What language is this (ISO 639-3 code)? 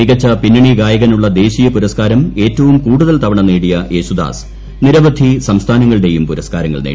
mal